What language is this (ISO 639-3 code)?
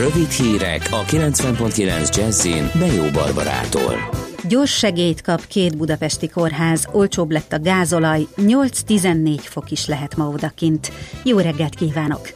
hun